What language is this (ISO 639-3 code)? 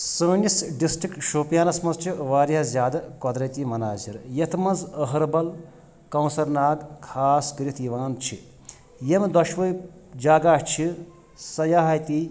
kas